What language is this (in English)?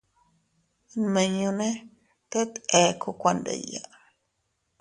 Teutila Cuicatec